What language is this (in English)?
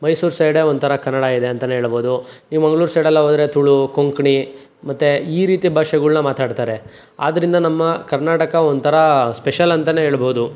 Kannada